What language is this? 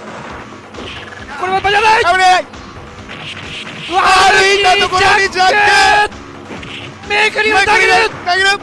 Japanese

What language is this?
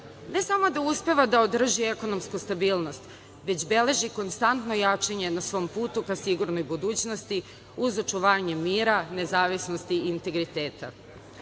Serbian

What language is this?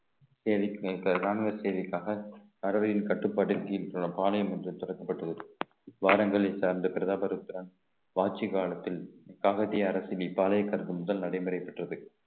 Tamil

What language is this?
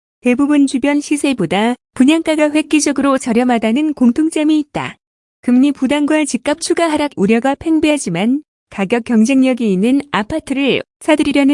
Korean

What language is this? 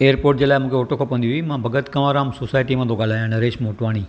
Sindhi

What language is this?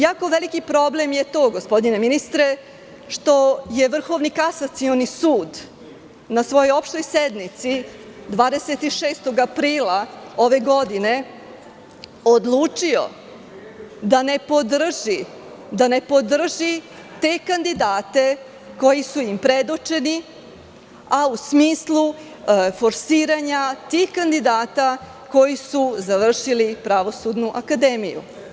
Serbian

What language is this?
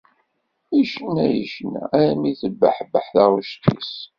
Kabyle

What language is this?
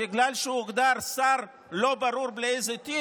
Hebrew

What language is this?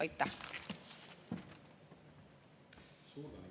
Estonian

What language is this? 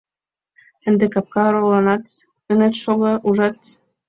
Mari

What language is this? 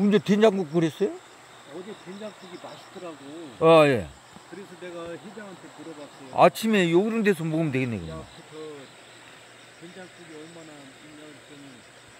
Korean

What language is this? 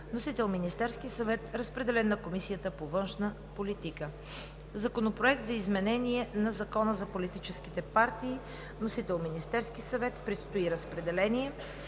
Bulgarian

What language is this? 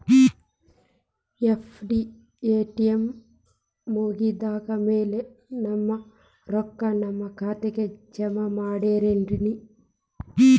Kannada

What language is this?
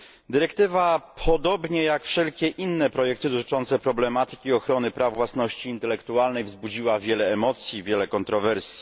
Polish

